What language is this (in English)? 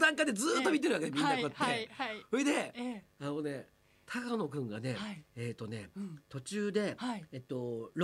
Japanese